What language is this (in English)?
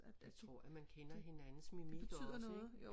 Danish